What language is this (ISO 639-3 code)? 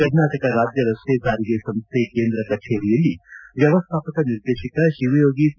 kan